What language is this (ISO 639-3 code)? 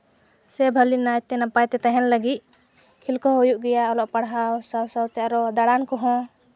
sat